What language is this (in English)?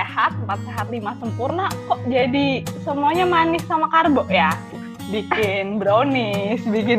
Indonesian